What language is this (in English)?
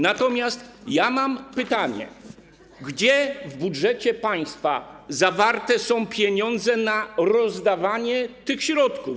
Polish